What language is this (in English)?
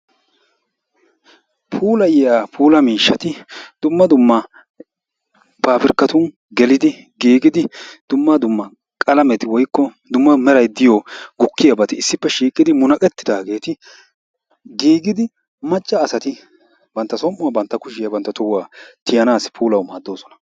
Wolaytta